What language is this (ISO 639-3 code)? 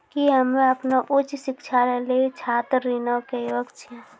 mai